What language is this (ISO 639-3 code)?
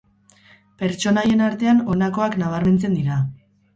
eus